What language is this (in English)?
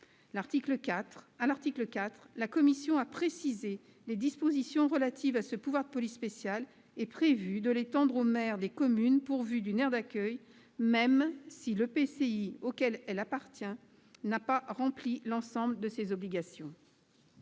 French